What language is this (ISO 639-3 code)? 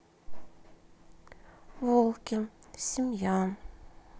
rus